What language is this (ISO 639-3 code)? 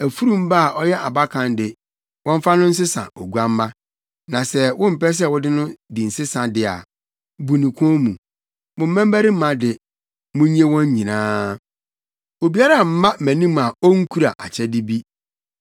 aka